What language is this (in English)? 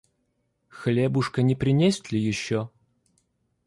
Russian